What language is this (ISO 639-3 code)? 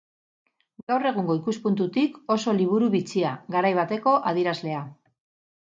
eus